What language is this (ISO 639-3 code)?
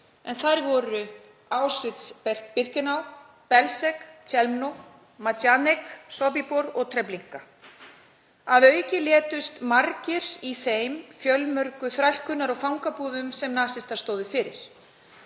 isl